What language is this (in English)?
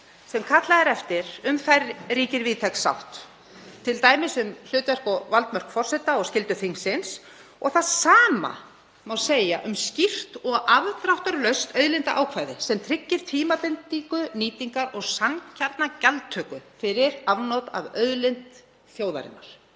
Icelandic